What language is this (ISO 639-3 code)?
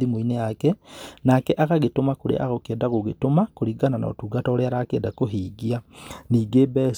kik